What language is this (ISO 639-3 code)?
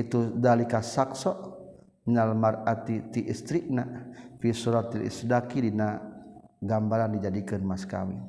msa